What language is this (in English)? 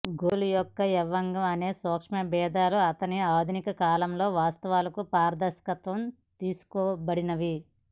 Telugu